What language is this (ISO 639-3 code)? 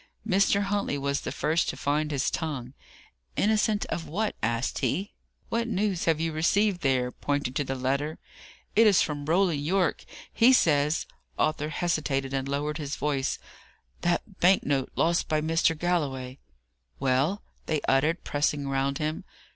eng